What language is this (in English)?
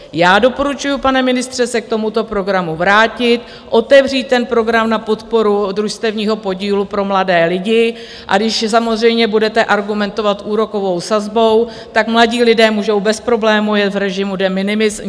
Czech